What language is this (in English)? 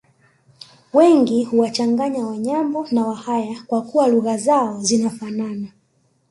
Swahili